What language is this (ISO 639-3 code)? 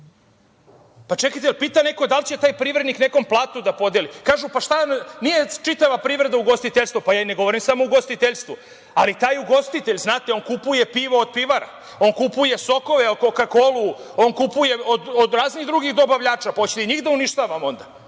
srp